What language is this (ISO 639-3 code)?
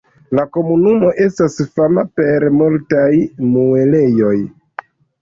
epo